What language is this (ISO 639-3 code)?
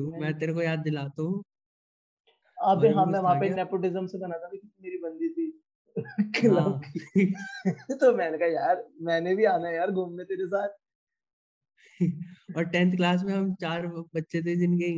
hin